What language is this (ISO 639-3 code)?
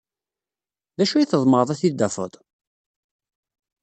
kab